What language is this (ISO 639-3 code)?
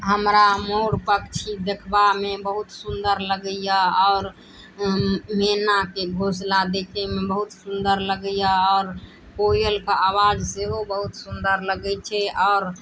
mai